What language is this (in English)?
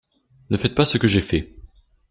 French